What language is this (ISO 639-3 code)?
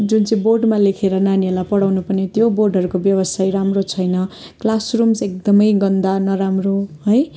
nep